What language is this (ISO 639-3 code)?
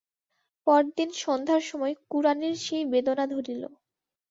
ben